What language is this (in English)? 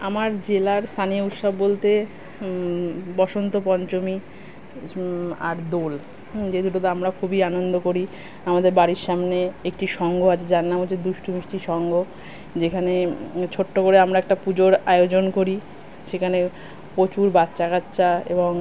Bangla